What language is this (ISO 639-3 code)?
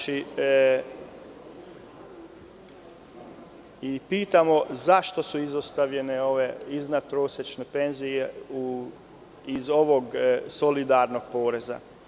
srp